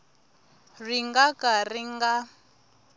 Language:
Tsonga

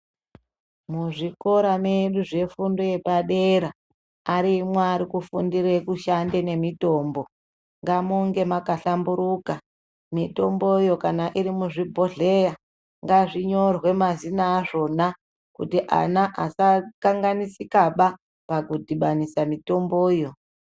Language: Ndau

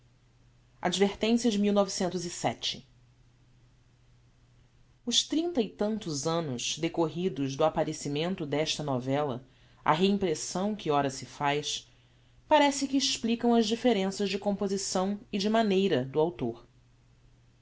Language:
Portuguese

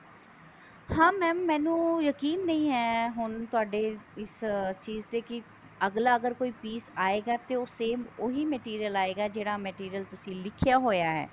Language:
Punjabi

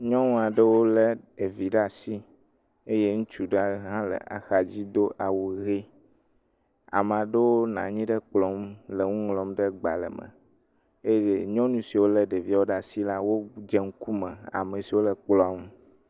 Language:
Ewe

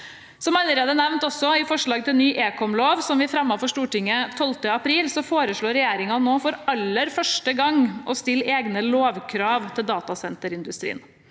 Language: Norwegian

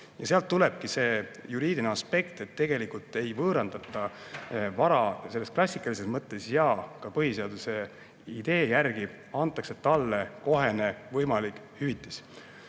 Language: Estonian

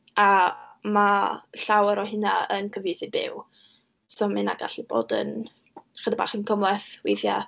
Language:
Welsh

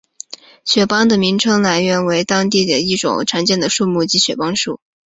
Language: Chinese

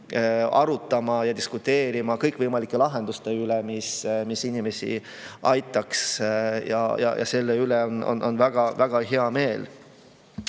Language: Estonian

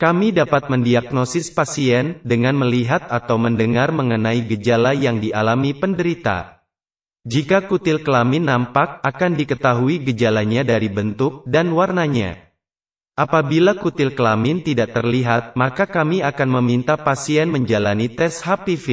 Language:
Indonesian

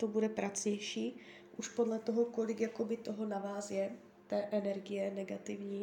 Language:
Czech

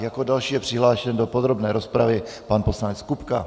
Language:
Czech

